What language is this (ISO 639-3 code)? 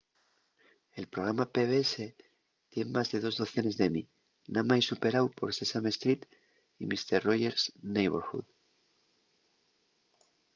ast